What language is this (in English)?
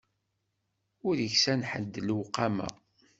Kabyle